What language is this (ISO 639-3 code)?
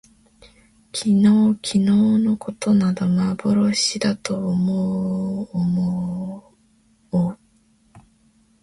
jpn